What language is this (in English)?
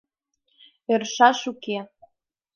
Mari